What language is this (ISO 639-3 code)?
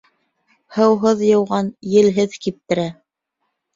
bak